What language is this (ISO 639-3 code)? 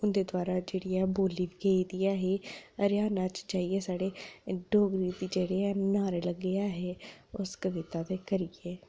doi